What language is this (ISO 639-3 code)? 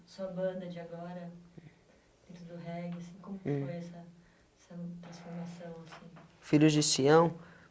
por